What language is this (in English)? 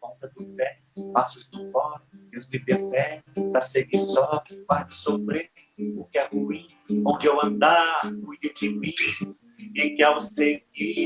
Portuguese